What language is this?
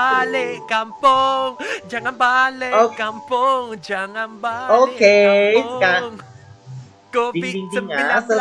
Malay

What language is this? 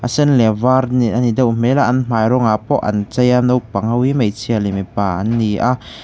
Mizo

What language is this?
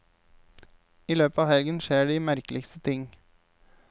Norwegian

